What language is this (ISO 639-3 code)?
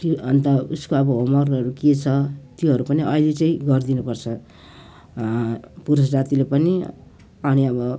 nep